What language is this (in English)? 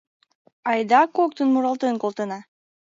Mari